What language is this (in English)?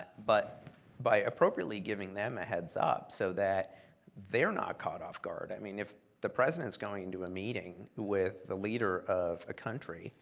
English